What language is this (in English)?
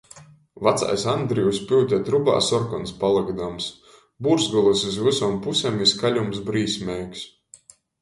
Latgalian